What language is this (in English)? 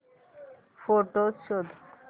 Marathi